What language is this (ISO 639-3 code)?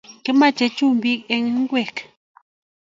kln